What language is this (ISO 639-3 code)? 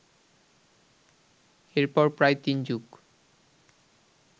ben